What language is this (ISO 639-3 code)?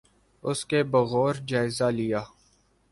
urd